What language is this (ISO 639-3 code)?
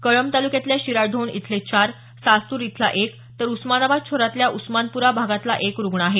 mar